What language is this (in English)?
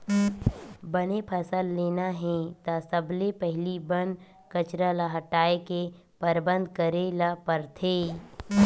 Chhattisgarhi